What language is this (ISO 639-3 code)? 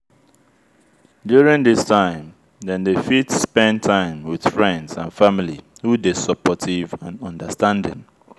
pcm